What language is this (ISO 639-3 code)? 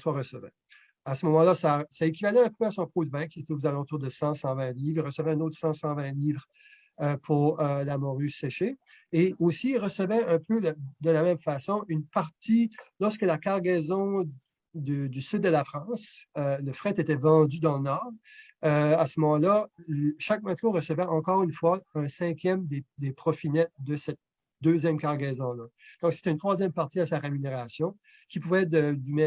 fra